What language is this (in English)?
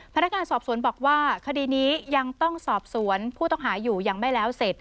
Thai